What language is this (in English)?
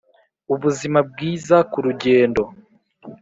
Kinyarwanda